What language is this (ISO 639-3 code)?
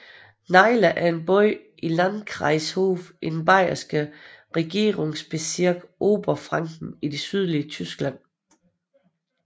dan